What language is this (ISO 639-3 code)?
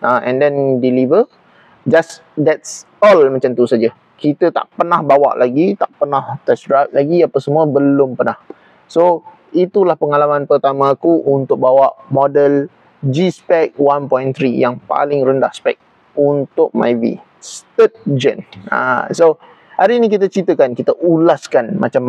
msa